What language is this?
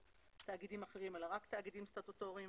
Hebrew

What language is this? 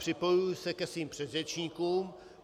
Czech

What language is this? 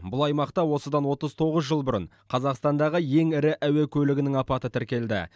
Kazakh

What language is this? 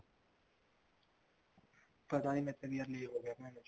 Punjabi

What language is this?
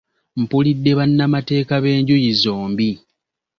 Ganda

